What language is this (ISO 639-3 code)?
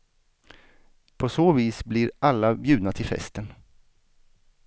swe